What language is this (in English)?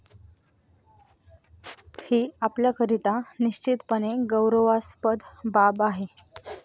Marathi